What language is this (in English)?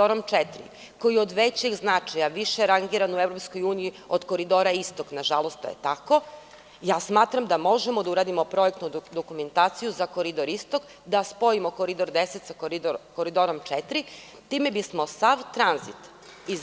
Serbian